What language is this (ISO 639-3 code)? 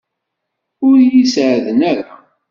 kab